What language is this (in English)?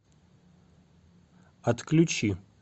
Russian